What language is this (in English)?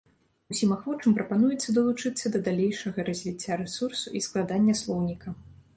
Belarusian